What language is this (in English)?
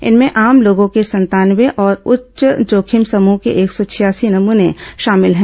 Hindi